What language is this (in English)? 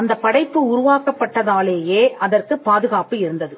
Tamil